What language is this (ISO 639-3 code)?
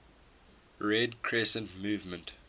eng